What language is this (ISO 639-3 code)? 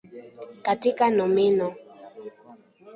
swa